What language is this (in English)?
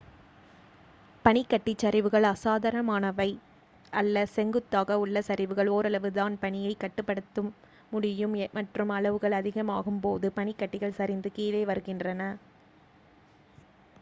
Tamil